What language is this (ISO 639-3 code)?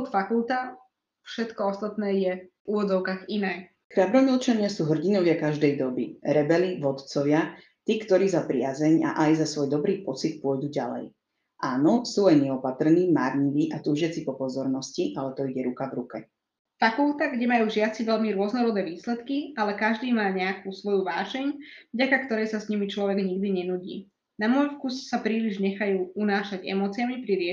slk